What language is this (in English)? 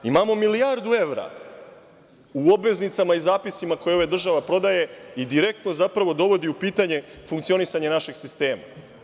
Serbian